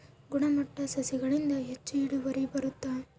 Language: Kannada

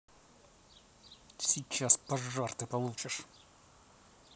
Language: Russian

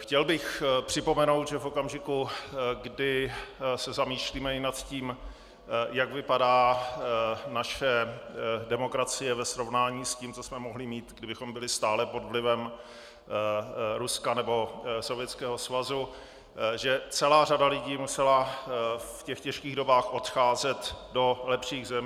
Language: Czech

